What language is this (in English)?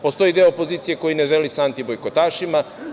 Serbian